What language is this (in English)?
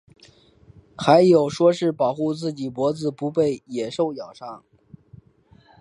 Chinese